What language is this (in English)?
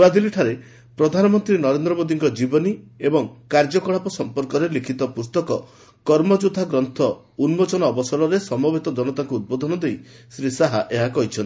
Odia